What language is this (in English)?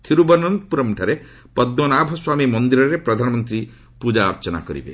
Odia